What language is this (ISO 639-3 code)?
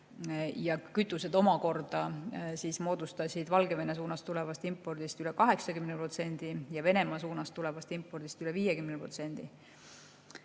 est